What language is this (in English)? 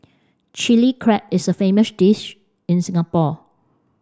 English